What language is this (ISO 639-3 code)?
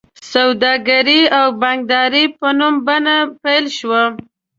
pus